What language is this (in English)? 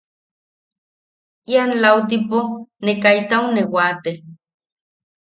Yaqui